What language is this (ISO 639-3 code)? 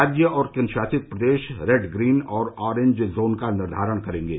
hin